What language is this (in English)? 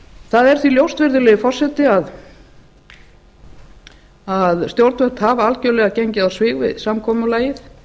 Icelandic